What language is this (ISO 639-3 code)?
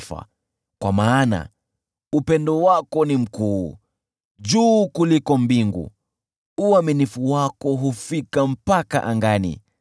swa